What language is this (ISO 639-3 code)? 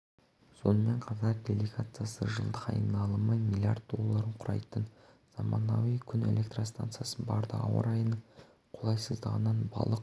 kaz